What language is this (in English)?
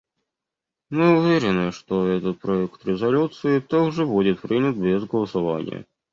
Russian